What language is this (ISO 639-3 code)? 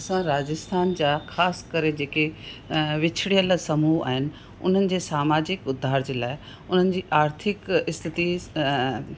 snd